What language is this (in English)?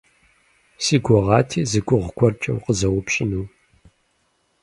Kabardian